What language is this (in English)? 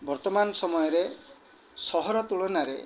Odia